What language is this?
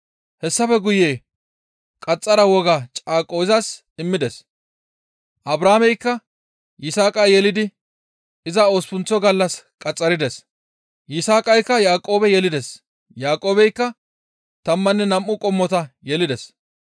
Gamo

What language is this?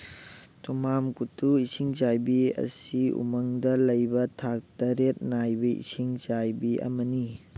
Manipuri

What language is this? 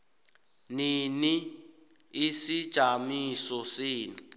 South Ndebele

